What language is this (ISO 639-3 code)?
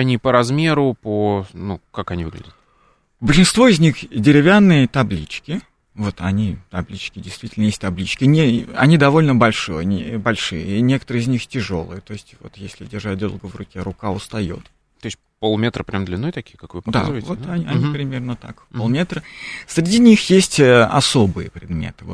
rus